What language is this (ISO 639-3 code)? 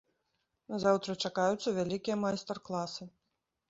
bel